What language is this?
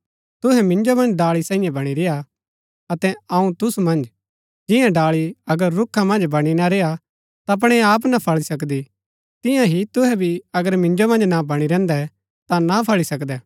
Gaddi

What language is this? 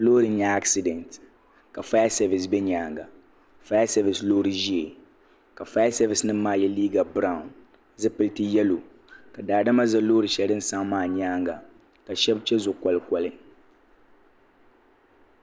Dagbani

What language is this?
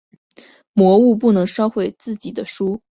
Chinese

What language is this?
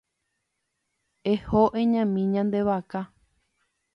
Guarani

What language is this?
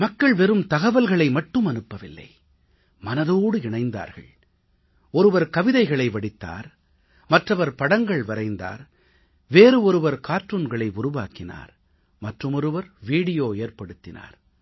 Tamil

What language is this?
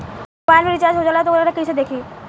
Bhojpuri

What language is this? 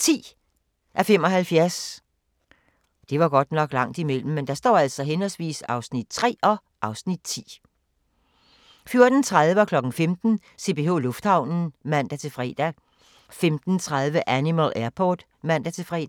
Danish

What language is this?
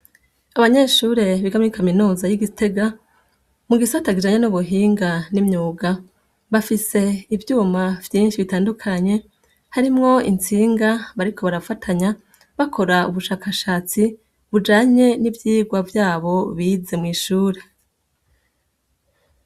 Rundi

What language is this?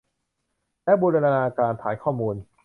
Thai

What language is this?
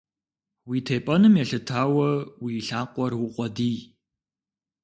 Kabardian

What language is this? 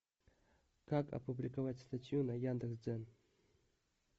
Russian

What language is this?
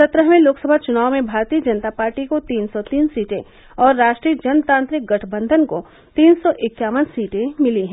Hindi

